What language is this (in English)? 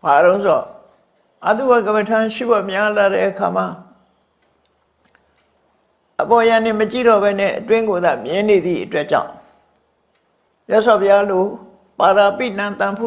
Vietnamese